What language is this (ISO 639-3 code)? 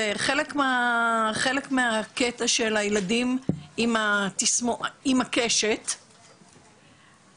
heb